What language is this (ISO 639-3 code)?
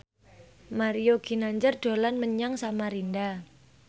jav